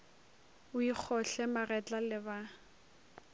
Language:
Northern Sotho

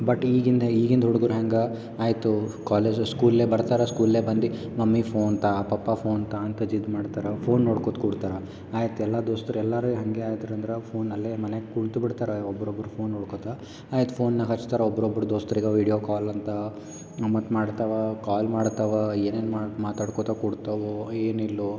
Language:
Kannada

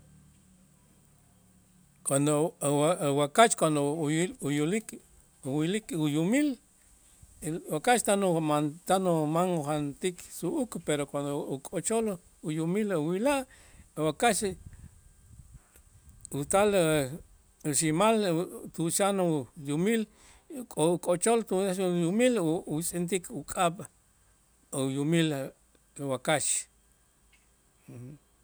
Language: Itzá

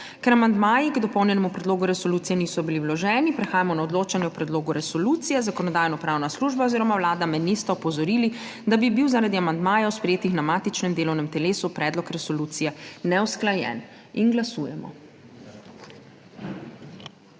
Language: Slovenian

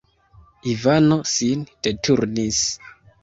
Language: Esperanto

